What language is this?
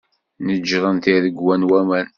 Kabyle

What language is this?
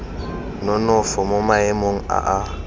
Tswana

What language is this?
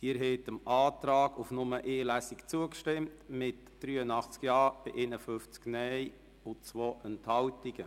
Swiss German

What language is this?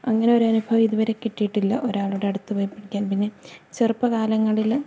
Malayalam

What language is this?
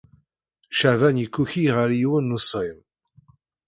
Kabyle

